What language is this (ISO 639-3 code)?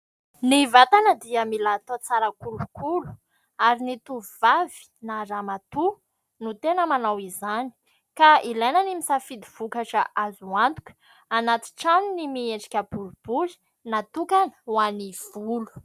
mlg